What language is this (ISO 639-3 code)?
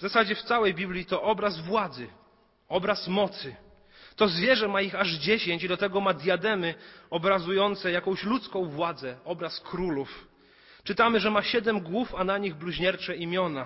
pol